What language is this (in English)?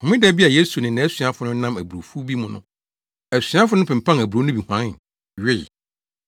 Akan